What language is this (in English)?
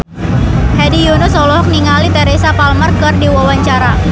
Sundanese